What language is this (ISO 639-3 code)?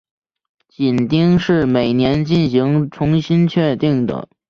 zho